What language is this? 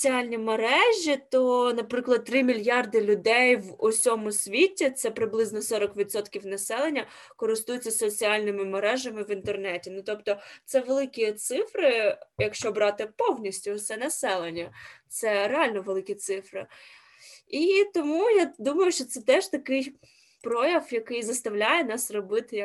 Ukrainian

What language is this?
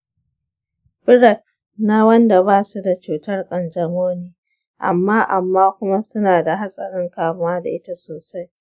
Hausa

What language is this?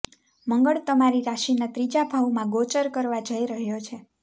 Gujarati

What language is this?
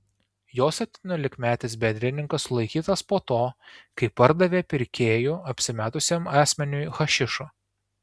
Lithuanian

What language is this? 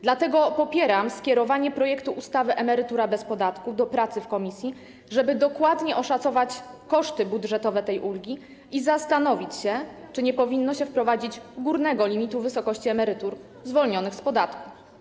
Polish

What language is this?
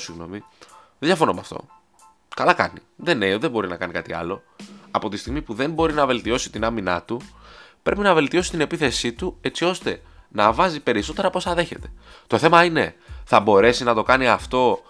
Greek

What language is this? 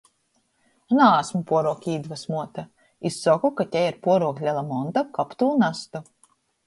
Latgalian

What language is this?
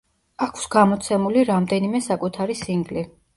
Georgian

